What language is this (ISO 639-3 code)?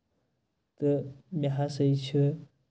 kas